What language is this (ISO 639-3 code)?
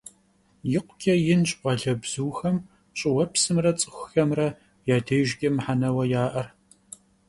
kbd